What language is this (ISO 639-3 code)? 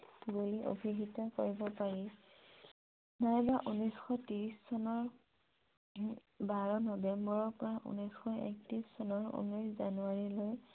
asm